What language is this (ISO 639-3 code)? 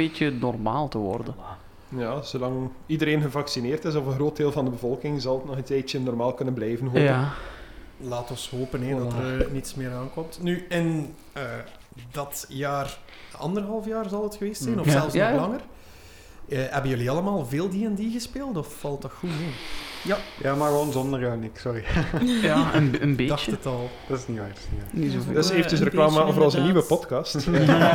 nld